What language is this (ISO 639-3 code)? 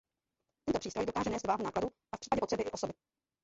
ces